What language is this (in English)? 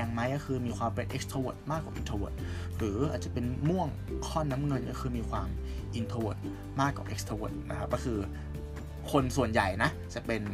Thai